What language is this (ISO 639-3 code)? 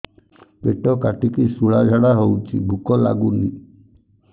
ori